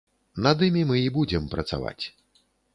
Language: Belarusian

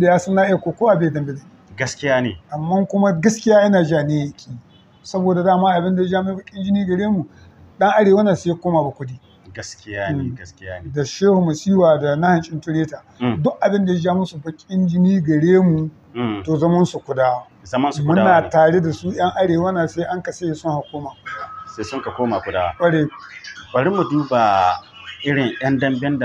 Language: Arabic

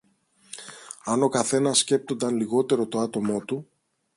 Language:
Greek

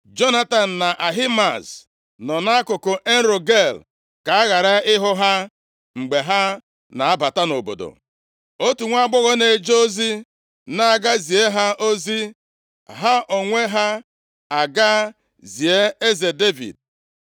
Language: Igbo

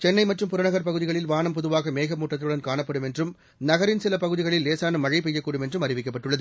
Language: Tamil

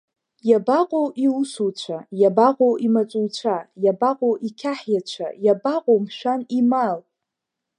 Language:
Abkhazian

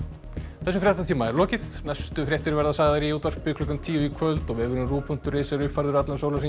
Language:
Icelandic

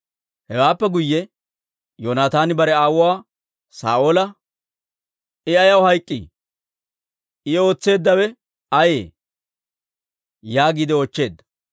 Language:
Dawro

